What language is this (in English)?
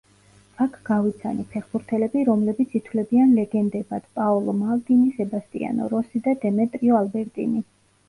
Georgian